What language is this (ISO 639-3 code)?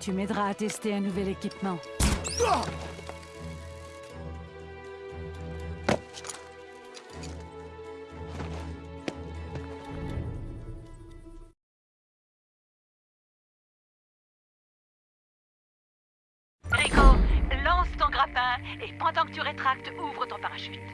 fra